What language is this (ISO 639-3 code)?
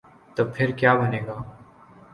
urd